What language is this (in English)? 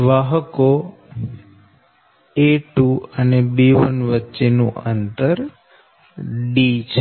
Gujarati